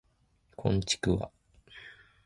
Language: Japanese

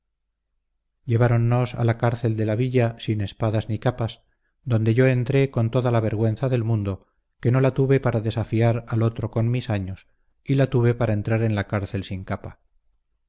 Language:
Spanish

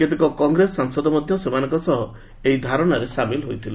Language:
Odia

